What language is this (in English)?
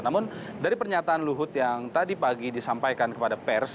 Indonesian